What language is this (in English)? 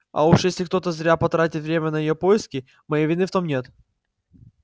Russian